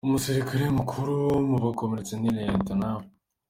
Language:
Kinyarwanda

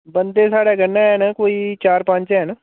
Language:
Dogri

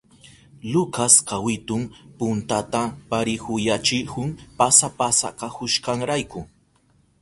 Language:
Southern Pastaza Quechua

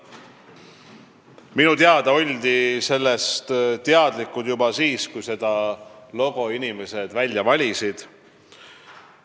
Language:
Estonian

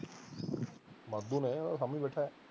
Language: Punjabi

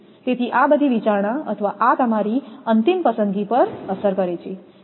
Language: Gujarati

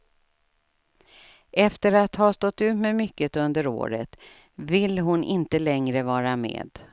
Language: Swedish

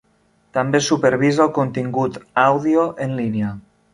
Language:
Catalan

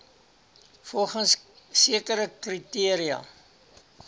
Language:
Afrikaans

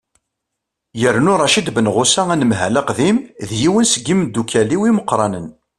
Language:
Kabyle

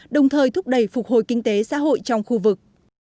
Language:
Vietnamese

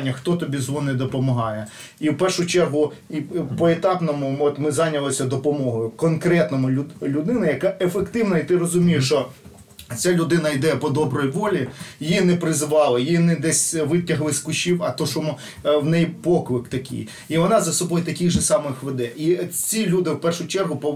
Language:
Ukrainian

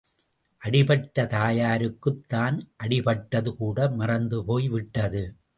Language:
Tamil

